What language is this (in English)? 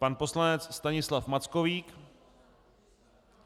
Czech